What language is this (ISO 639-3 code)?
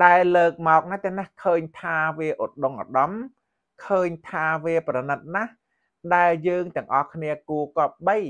tha